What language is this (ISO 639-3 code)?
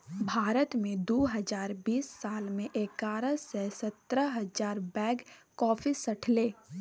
mai